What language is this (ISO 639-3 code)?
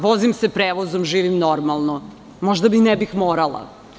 srp